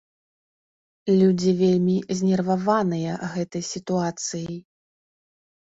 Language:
Belarusian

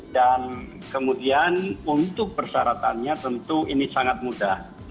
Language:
Indonesian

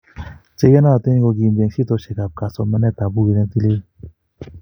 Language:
Kalenjin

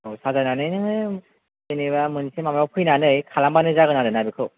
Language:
Bodo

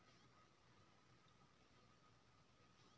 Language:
Maithili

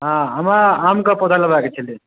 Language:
Maithili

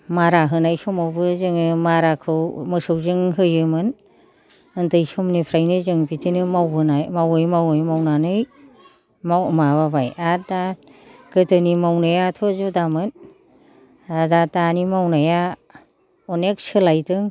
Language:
Bodo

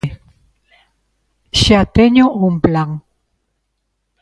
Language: Galician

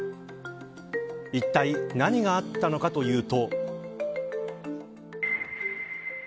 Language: Japanese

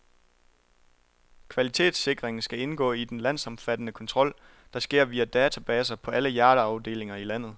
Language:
Danish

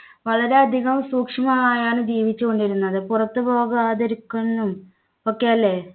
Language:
Malayalam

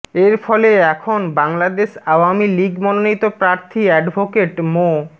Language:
Bangla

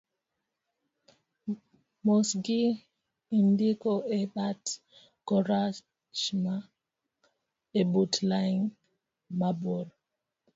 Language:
Luo (Kenya and Tanzania)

